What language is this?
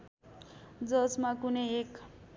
Nepali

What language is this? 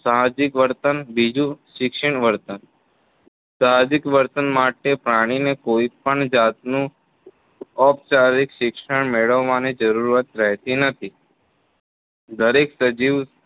Gujarati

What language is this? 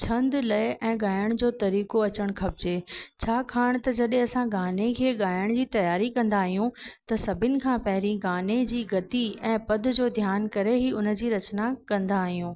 Sindhi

